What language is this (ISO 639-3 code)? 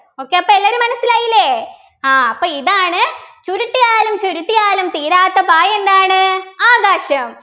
mal